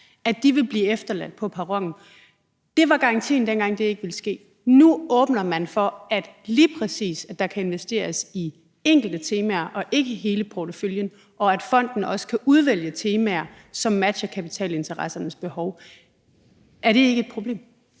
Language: Danish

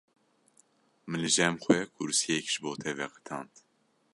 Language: Kurdish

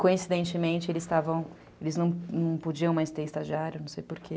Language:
Portuguese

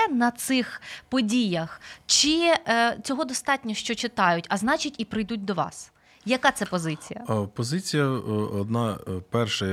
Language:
Ukrainian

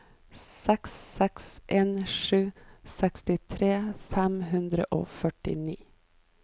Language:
Norwegian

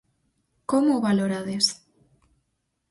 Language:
Galician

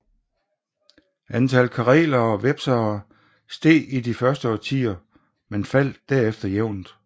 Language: Danish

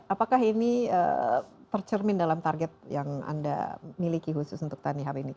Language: Indonesian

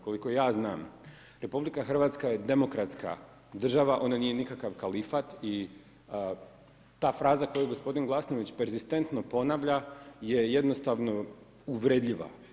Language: Croatian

